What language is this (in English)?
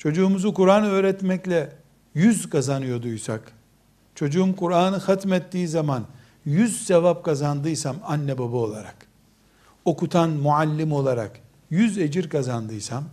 Turkish